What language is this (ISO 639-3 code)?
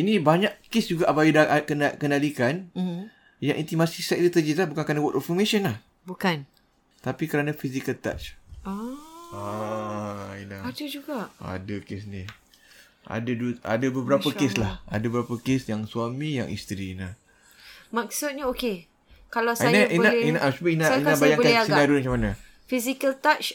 msa